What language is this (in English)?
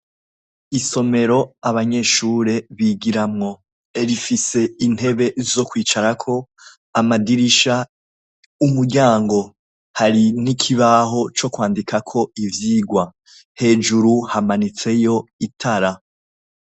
Rundi